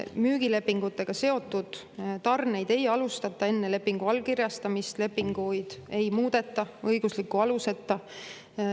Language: Estonian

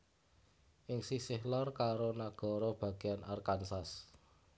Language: Javanese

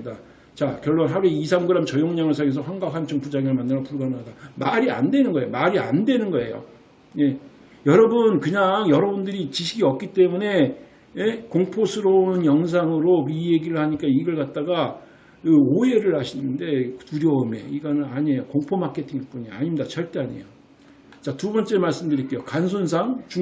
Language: Korean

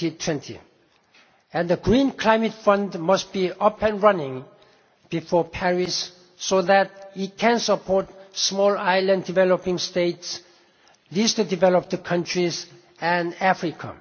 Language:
English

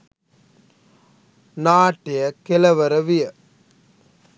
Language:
Sinhala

